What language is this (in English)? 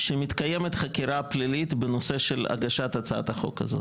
Hebrew